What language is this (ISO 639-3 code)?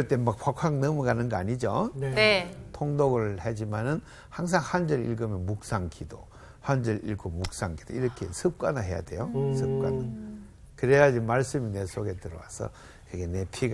kor